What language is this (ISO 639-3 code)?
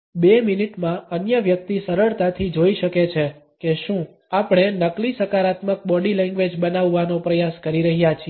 guj